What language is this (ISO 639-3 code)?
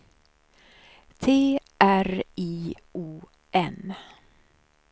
swe